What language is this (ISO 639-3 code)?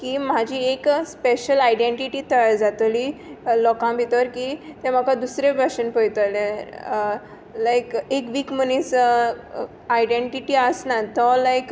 kok